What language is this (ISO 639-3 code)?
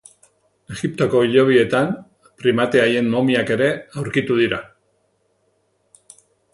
eus